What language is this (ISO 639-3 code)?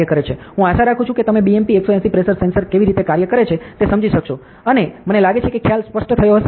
guj